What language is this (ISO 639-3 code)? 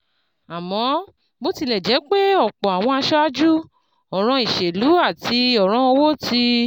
yor